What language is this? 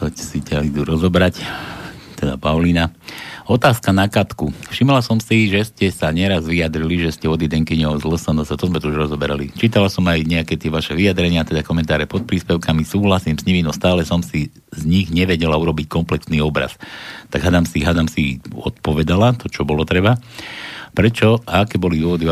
Slovak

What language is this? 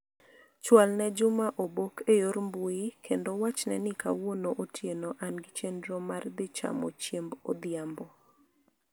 Luo (Kenya and Tanzania)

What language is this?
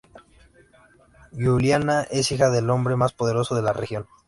Spanish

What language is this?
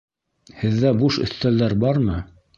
Bashkir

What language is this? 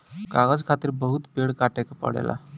Bhojpuri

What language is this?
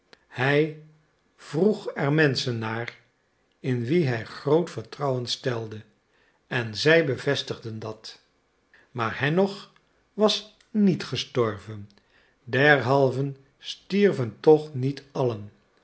Dutch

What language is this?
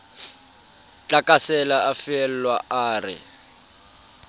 Southern Sotho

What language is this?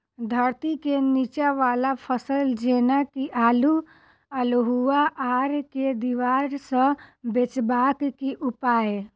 Maithili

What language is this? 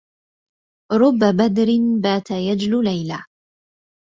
Arabic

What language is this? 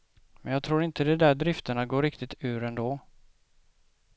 Swedish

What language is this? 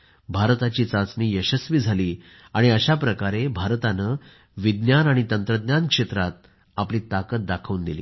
Marathi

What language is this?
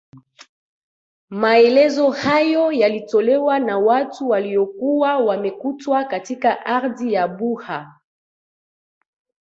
Swahili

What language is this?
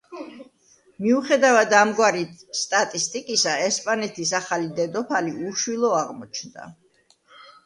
Georgian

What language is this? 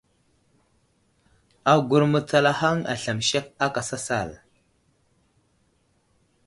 Wuzlam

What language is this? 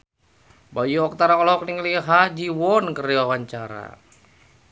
Sundanese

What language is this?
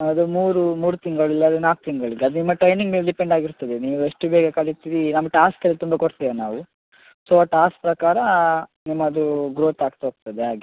Kannada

